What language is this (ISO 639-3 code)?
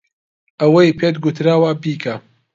ckb